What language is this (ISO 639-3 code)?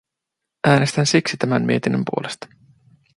fin